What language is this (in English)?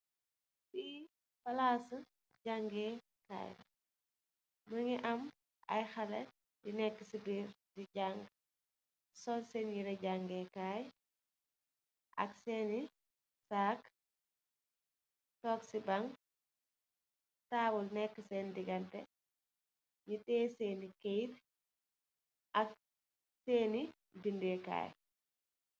Wolof